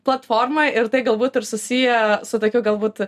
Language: Lithuanian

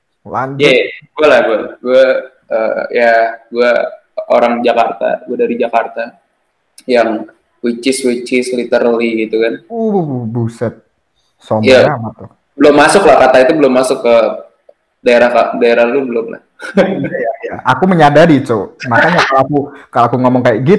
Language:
Indonesian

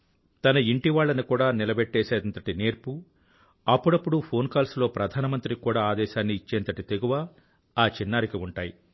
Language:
Telugu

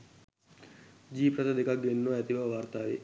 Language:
Sinhala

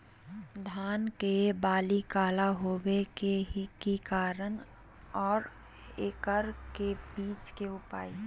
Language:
Magahi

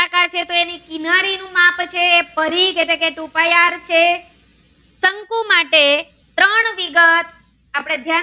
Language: Gujarati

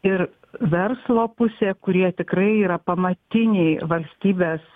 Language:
Lithuanian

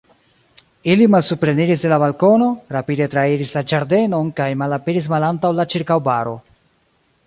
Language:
Esperanto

